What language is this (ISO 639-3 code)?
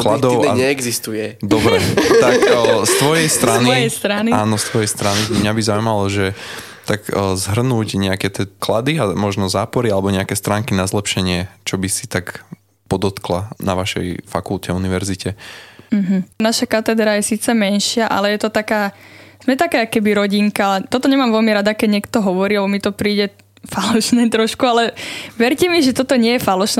slk